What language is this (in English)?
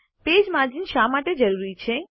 Gujarati